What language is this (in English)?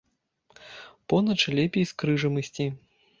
Belarusian